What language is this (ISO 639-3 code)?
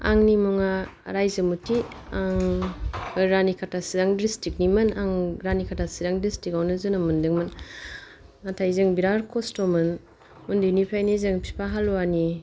brx